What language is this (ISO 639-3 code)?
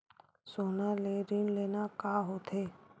hne